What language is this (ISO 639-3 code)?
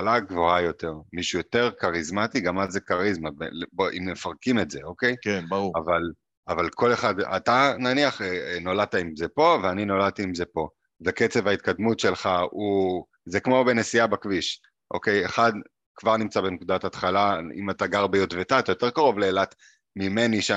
heb